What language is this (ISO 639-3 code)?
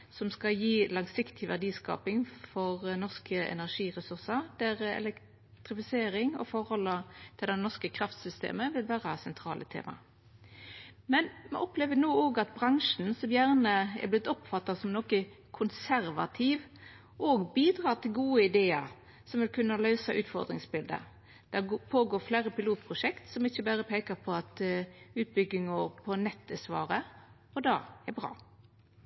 nno